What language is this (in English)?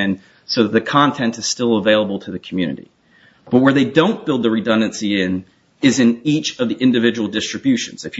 English